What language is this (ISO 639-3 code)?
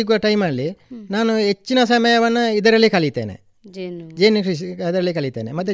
kan